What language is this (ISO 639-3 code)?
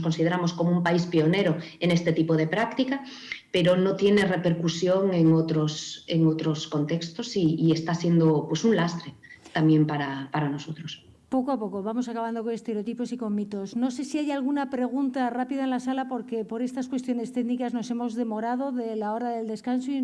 spa